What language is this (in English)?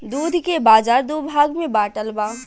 Bhojpuri